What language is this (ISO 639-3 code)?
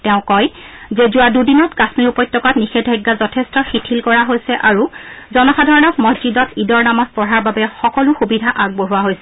asm